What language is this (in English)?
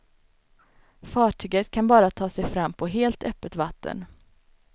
Swedish